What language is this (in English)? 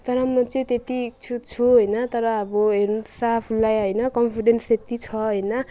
Nepali